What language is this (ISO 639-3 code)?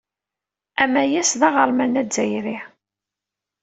kab